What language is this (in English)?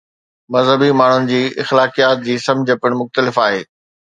Sindhi